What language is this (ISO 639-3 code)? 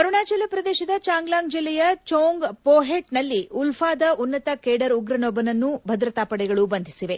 kan